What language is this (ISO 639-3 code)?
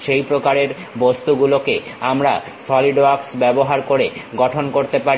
ben